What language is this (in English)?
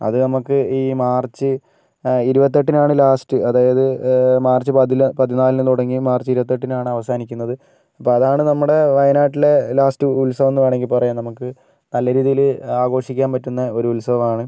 Malayalam